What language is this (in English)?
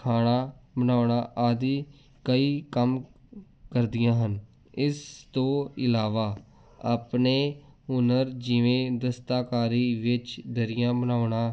Punjabi